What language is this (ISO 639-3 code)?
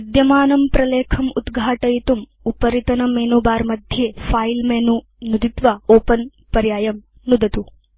san